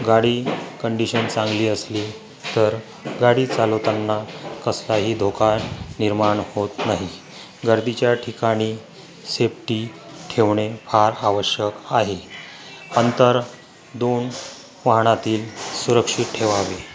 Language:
Marathi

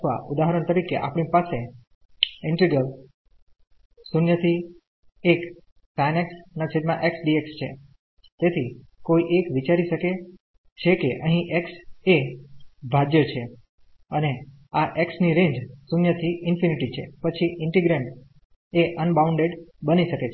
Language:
Gujarati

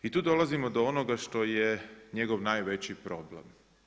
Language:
Croatian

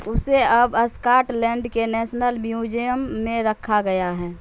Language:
Urdu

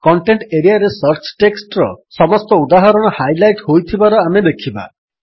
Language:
Odia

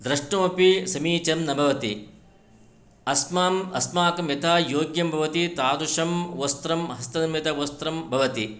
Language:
Sanskrit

